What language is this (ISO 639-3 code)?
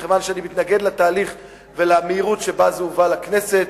heb